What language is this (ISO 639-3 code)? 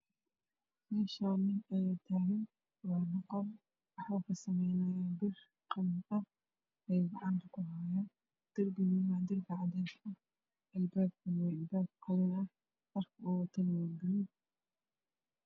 som